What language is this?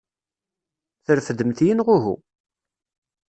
Kabyle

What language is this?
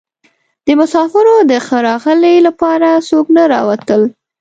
Pashto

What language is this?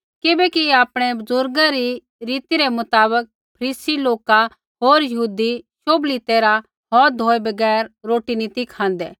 Kullu Pahari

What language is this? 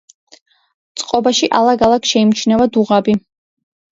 Georgian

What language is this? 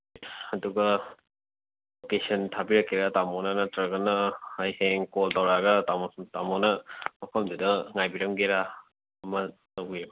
Manipuri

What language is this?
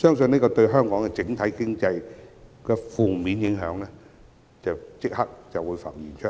Cantonese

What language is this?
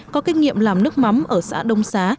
Vietnamese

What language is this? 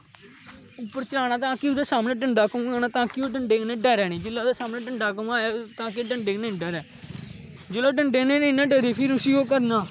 Dogri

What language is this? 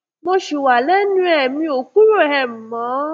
Yoruba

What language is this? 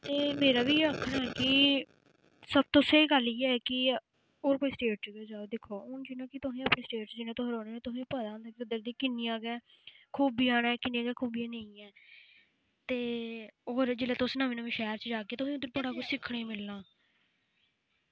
Dogri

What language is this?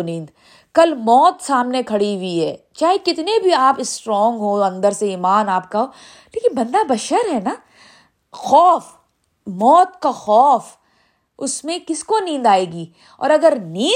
Urdu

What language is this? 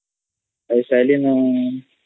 Odia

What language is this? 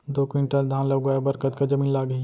Chhattisgarhi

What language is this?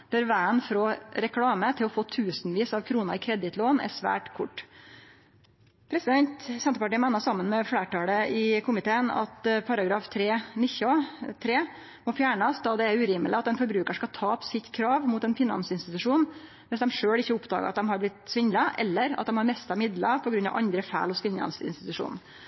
Norwegian Nynorsk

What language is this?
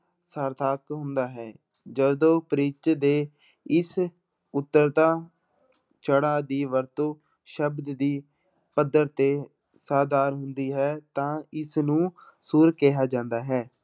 Punjabi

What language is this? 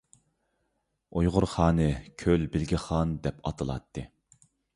Uyghur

